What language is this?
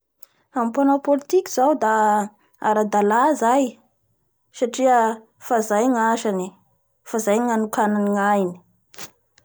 Bara Malagasy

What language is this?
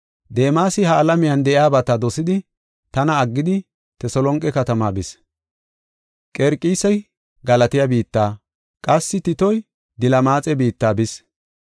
Gofa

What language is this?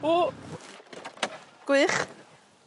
Welsh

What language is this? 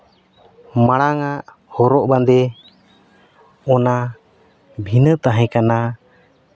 Santali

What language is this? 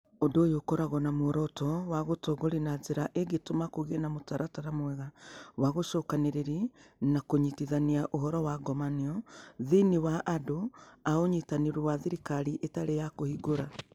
Kikuyu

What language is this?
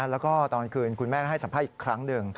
Thai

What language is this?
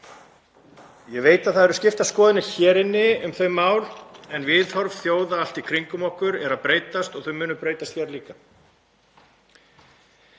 Icelandic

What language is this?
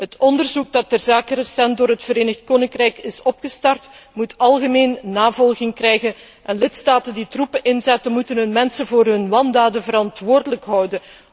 Dutch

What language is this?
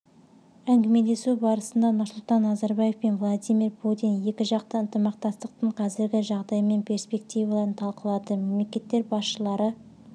Kazakh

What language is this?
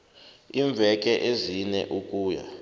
South Ndebele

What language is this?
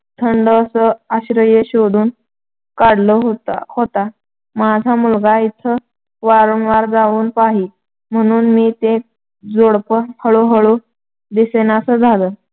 Marathi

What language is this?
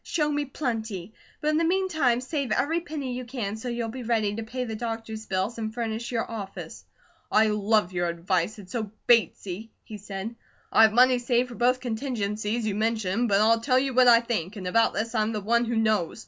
English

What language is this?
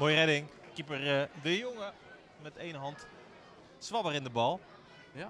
Dutch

